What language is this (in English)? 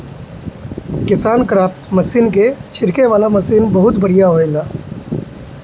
Bhojpuri